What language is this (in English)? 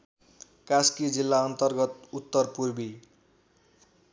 Nepali